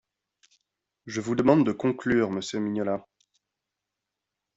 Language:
French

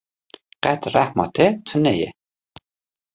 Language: Kurdish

